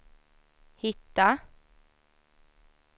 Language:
Swedish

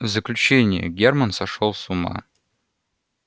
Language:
Russian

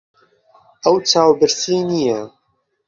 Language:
Central Kurdish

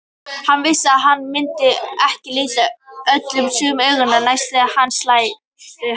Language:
Icelandic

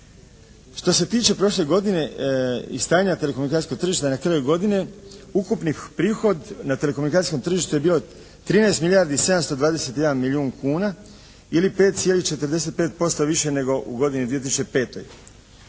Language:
Croatian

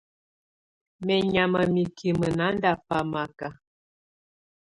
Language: Tunen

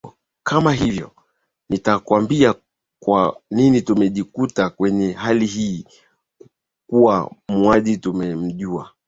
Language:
Swahili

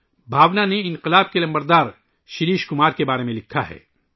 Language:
Urdu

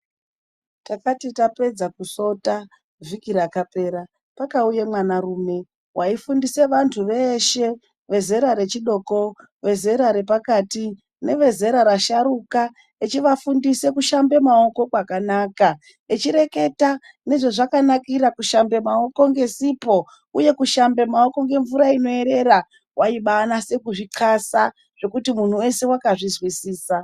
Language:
Ndau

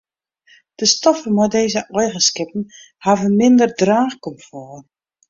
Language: Western Frisian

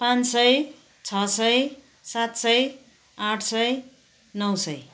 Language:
Nepali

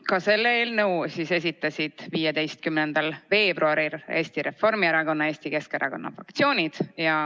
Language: Estonian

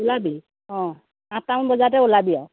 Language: Assamese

